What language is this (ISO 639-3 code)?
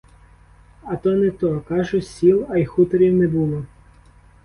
ukr